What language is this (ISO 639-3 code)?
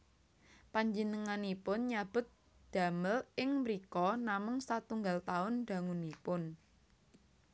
jav